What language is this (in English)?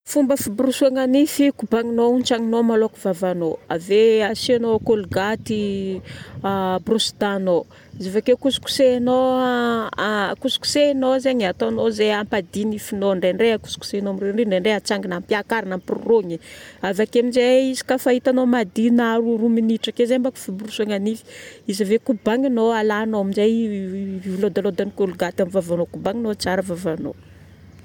Northern Betsimisaraka Malagasy